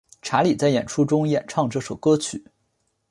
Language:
Chinese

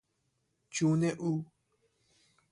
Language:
Persian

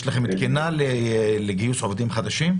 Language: Hebrew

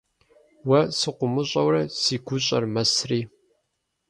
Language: Kabardian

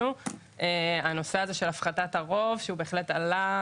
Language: Hebrew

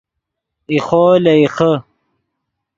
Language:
Yidgha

